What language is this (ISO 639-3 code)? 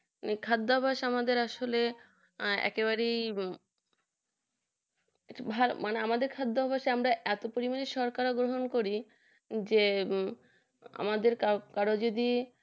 ben